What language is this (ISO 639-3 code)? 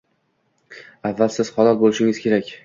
uzb